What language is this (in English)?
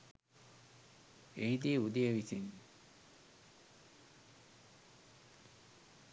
Sinhala